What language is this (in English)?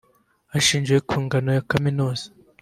Kinyarwanda